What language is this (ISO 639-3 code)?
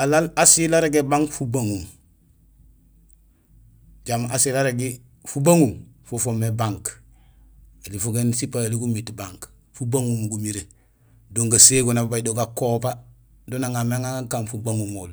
gsl